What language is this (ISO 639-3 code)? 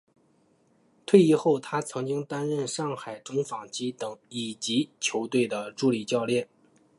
zho